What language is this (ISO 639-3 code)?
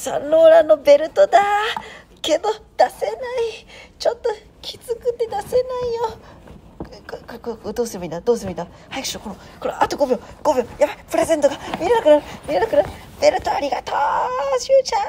jpn